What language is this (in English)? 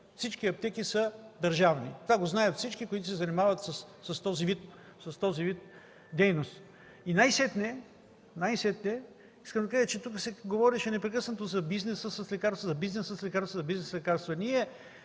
Bulgarian